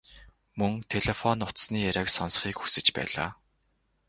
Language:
Mongolian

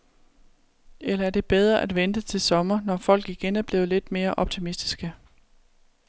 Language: Danish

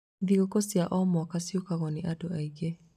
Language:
Kikuyu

